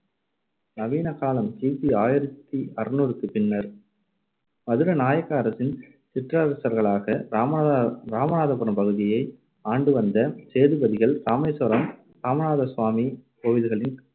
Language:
Tamil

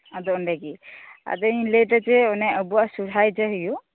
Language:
Santali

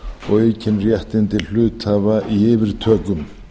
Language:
Icelandic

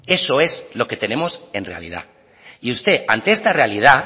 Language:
Spanish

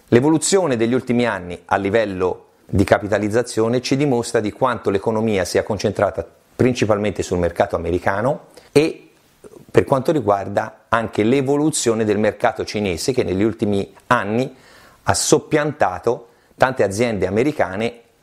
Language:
Italian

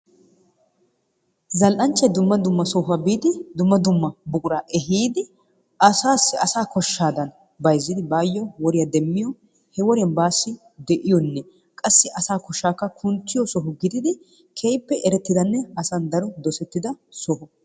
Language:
Wolaytta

